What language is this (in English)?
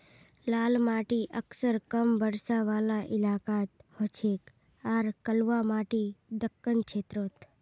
Magahi